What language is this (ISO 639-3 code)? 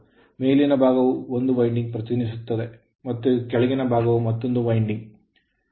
kan